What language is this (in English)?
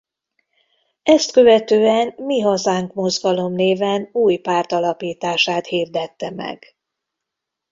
Hungarian